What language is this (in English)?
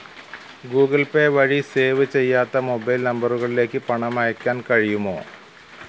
Malayalam